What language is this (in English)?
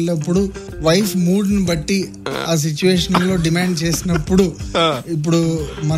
Telugu